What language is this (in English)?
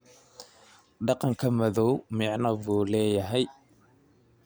Somali